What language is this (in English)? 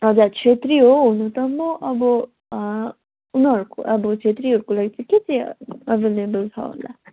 Nepali